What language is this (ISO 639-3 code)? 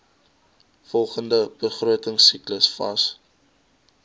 afr